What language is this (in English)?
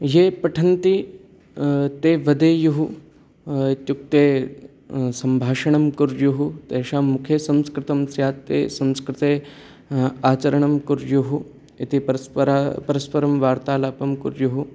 Sanskrit